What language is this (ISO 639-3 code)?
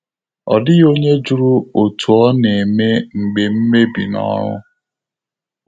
ibo